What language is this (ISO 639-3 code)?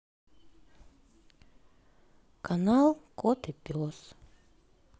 rus